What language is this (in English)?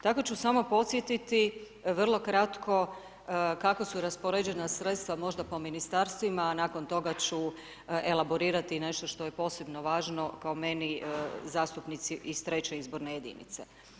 Croatian